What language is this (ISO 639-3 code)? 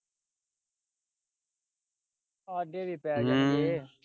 pan